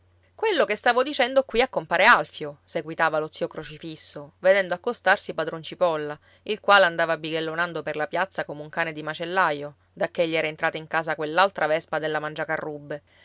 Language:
Italian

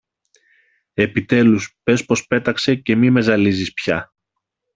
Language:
Greek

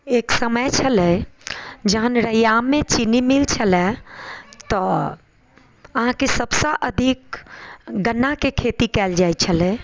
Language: Maithili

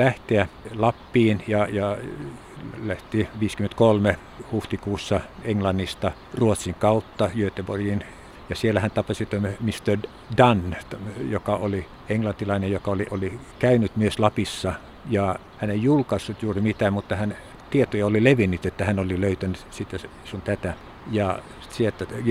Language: Finnish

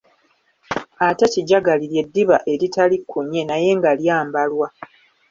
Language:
Ganda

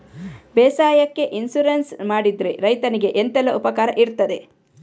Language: Kannada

